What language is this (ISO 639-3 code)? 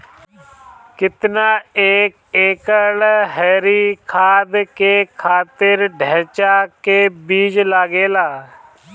bho